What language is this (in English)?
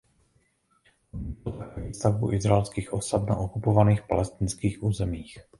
Czech